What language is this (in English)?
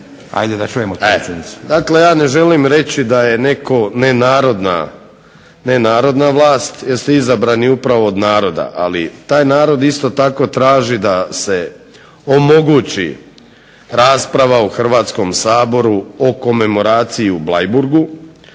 Croatian